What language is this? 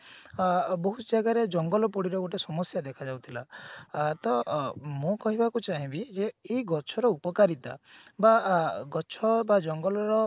Odia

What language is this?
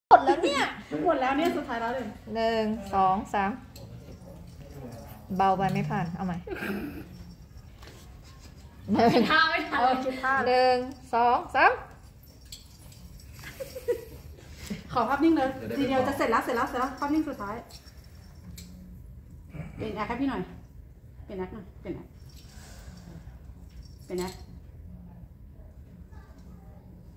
Thai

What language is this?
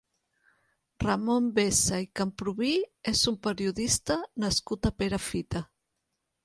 Catalan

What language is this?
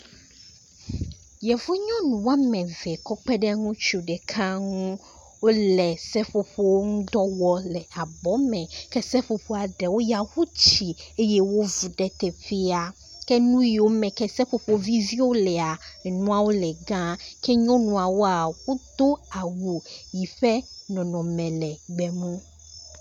Ewe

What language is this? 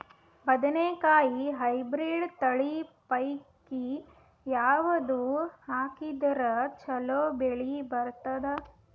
Kannada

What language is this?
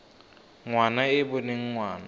Tswana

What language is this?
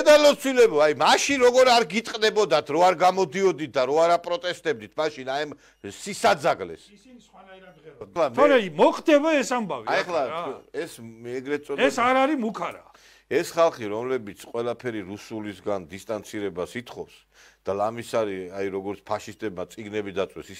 Romanian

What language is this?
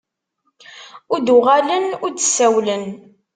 Kabyle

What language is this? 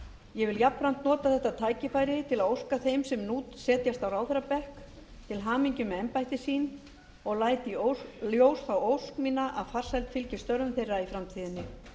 Icelandic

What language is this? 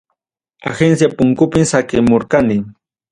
Ayacucho Quechua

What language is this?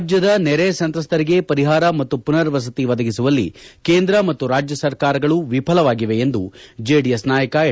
Kannada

